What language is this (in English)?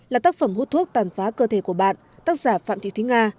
Vietnamese